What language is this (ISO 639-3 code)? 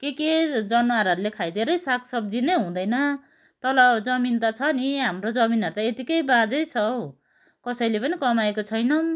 nep